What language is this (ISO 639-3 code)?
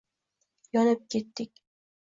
uzb